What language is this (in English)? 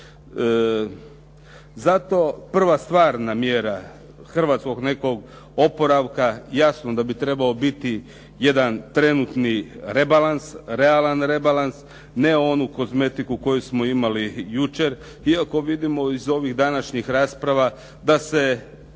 Croatian